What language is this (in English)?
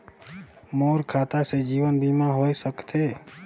Chhattisgarhi